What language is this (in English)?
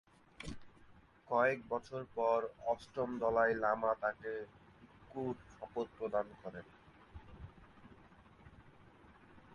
Bangla